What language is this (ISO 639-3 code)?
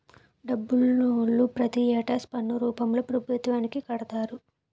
tel